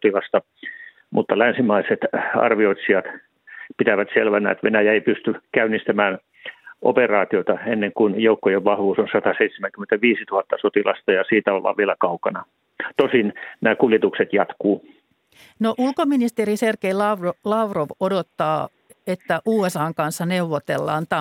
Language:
Finnish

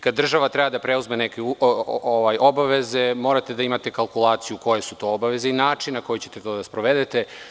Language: Serbian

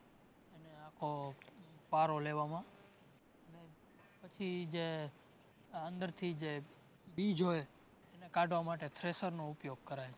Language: Gujarati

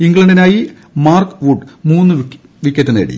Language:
Malayalam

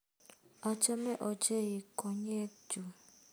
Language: Kalenjin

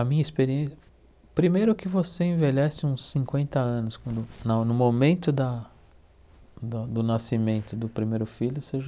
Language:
Portuguese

